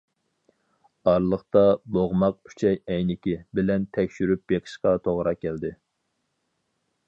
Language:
Uyghur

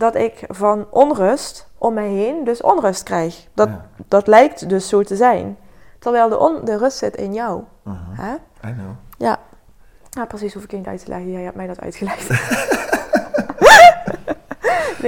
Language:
Dutch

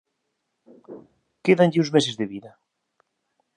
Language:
Galician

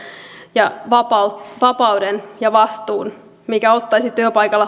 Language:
Finnish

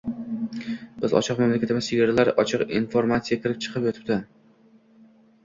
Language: Uzbek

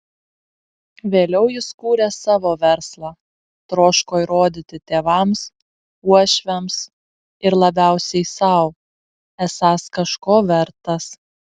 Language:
Lithuanian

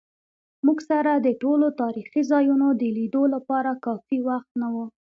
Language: Pashto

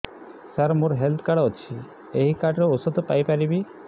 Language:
Odia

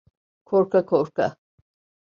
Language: Turkish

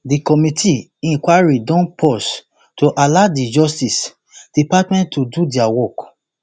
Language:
Nigerian Pidgin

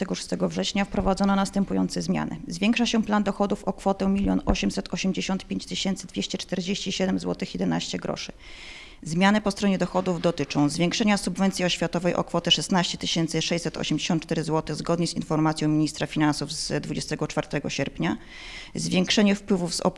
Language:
Polish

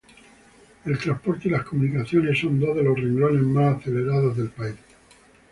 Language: Spanish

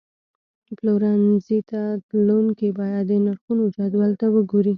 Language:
Pashto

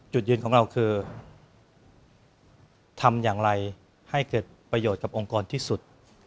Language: Thai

